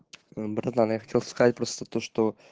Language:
Russian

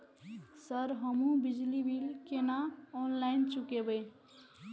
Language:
Maithili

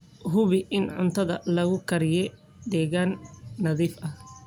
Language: Somali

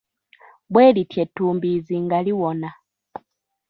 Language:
Ganda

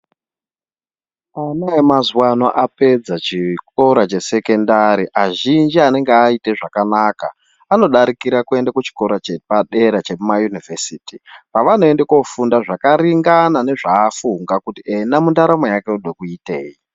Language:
Ndau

